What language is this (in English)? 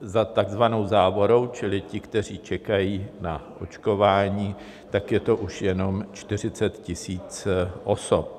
Czech